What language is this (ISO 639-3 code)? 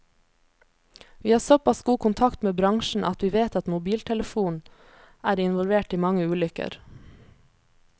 nor